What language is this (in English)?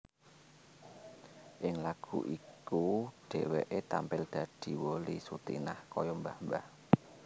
Javanese